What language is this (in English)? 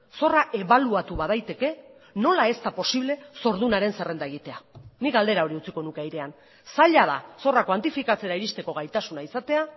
Basque